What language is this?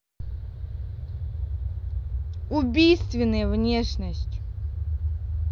Russian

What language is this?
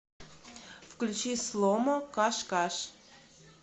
Russian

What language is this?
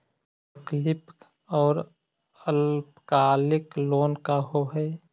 Magahi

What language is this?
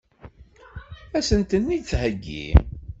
Kabyle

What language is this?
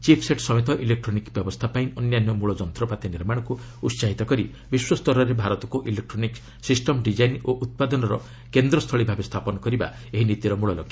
Odia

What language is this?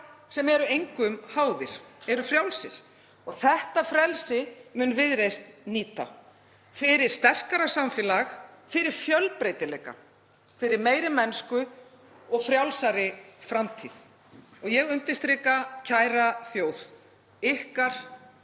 Icelandic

